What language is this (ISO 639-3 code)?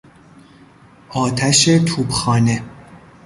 fas